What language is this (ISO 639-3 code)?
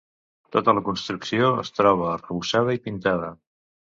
cat